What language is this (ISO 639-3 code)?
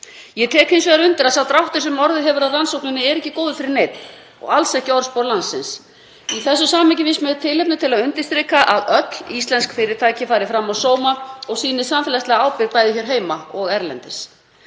isl